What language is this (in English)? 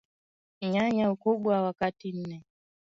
Swahili